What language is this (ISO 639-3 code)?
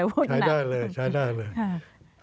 tha